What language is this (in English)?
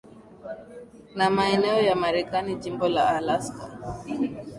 Swahili